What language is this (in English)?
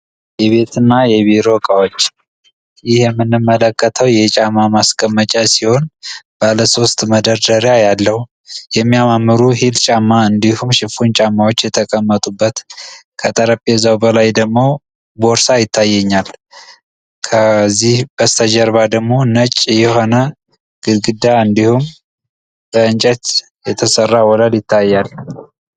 Amharic